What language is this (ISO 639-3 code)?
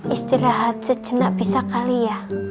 ind